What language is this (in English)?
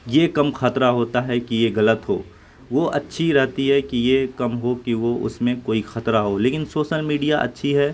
Urdu